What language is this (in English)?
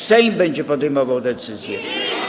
Polish